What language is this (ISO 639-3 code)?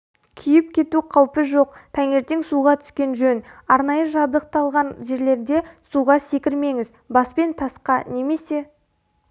kaz